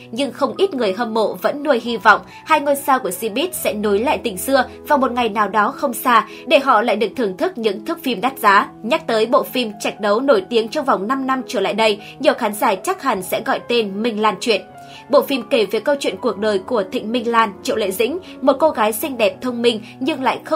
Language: Vietnamese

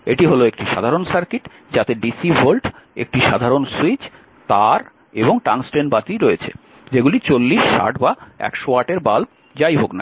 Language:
Bangla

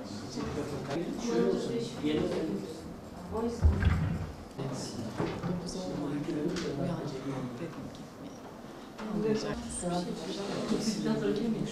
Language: Turkish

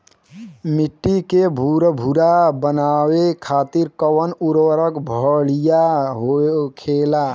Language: Bhojpuri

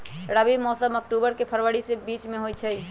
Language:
Magahi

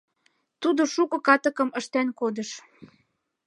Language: Mari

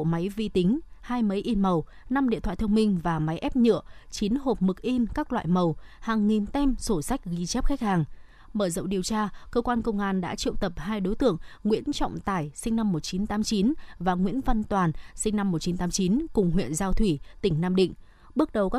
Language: Vietnamese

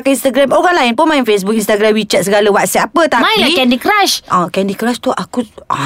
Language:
Malay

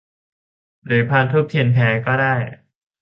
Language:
Thai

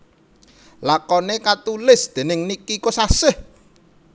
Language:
Javanese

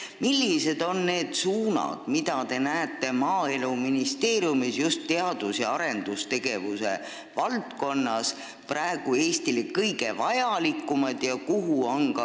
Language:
Estonian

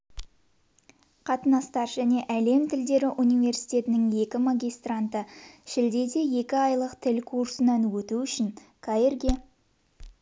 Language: Kazakh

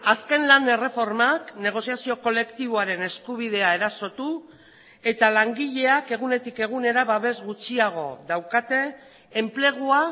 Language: Basque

